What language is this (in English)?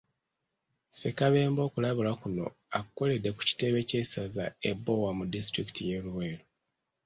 Ganda